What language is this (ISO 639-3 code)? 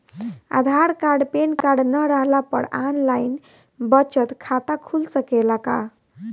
bho